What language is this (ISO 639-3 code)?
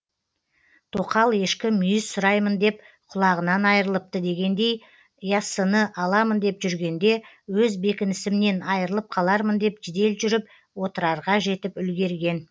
kaz